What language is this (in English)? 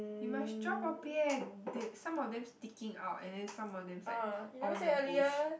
English